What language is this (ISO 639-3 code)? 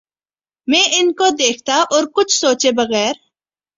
urd